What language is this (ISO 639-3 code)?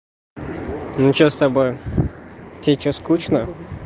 rus